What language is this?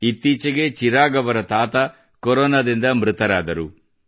Kannada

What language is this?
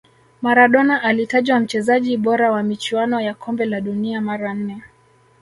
Swahili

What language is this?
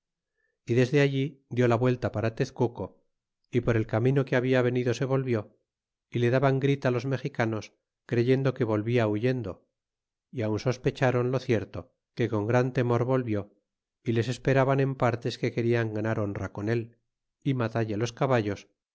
Spanish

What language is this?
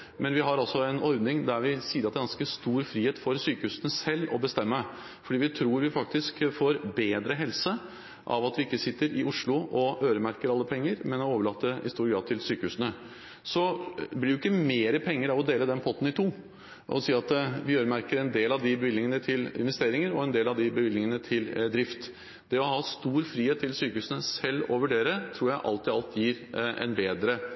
Norwegian Bokmål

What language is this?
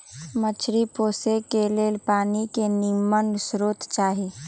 Magahi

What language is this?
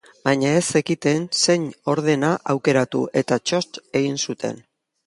Basque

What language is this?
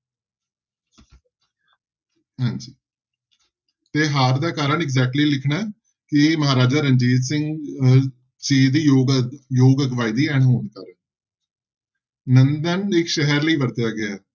Punjabi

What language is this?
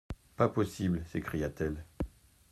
French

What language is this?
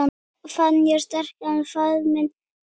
Icelandic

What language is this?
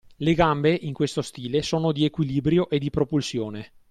Italian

